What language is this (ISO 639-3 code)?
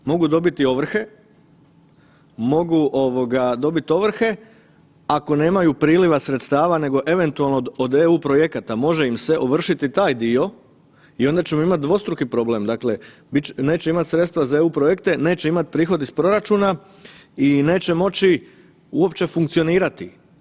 hrv